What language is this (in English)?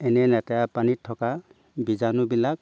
Assamese